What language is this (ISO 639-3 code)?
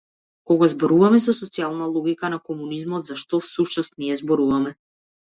mkd